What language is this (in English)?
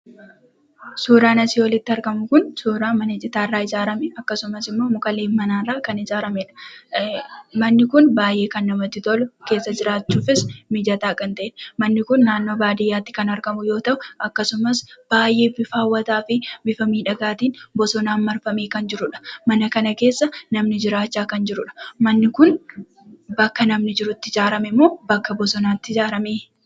Oromo